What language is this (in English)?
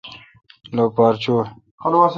Kalkoti